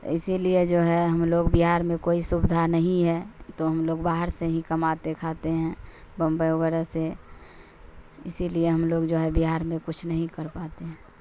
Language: Urdu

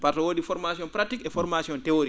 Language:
Fula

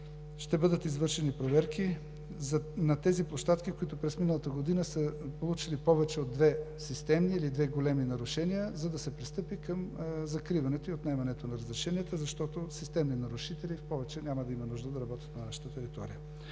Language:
Bulgarian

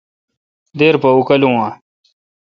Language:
Kalkoti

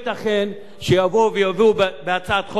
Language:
Hebrew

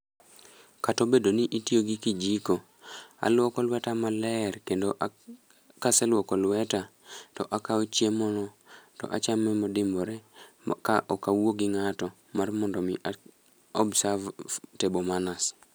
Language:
Luo (Kenya and Tanzania)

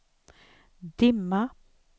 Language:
Swedish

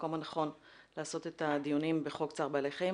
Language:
Hebrew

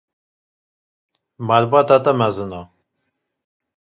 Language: Kurdish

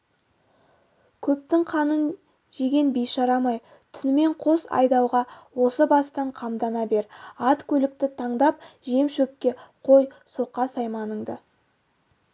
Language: Kazakh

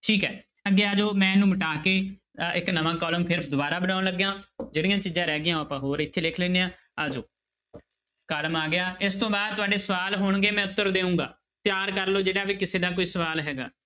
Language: Punjabi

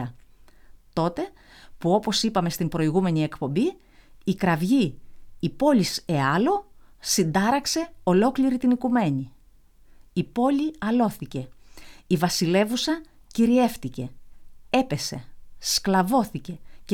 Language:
Greek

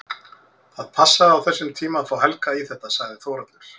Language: Icelandic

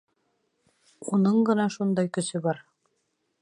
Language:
Bashkir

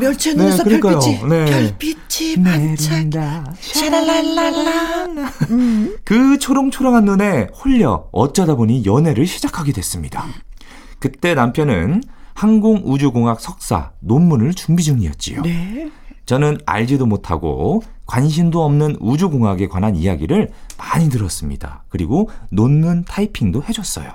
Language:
Korean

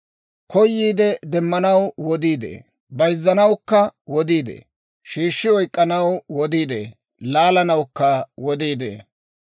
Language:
Dawro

